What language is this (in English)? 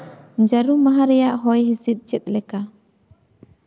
Santali